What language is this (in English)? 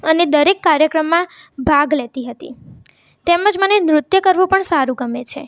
Gujarati